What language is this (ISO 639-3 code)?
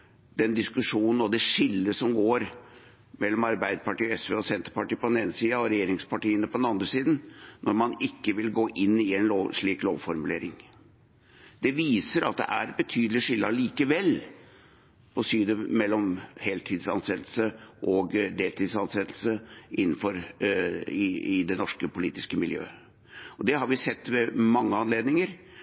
nob